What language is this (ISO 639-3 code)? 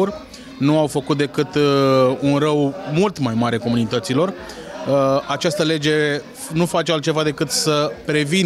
ron